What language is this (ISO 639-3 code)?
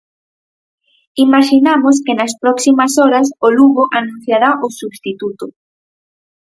glg